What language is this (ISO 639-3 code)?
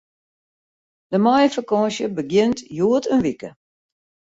fry